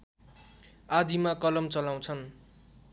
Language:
Nepali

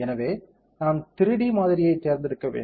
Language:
Tamil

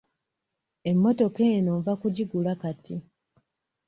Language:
Ganda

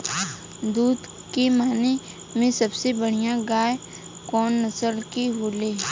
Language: Bhojpuri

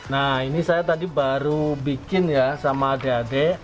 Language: Indonesian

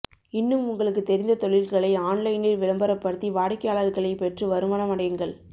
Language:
Tamil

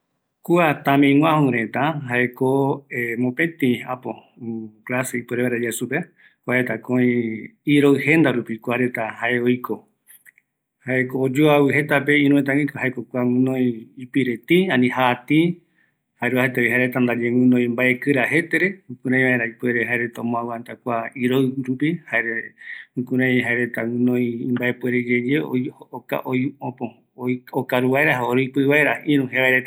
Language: Eastern Bolivian Guaraní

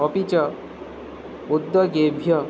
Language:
Sanskrit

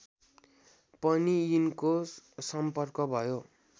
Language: Nepali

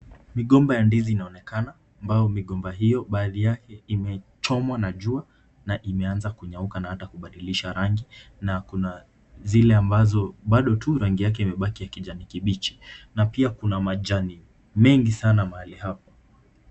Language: Swahili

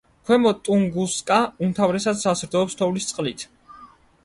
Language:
Georgian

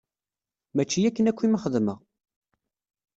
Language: Kabyle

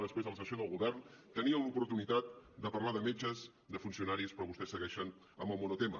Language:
Catalan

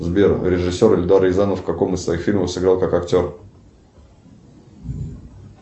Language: Russian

